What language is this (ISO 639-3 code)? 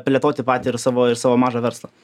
lit